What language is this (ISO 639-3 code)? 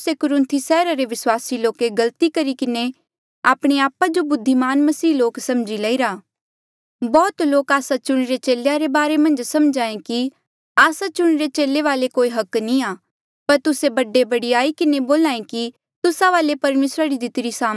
mjl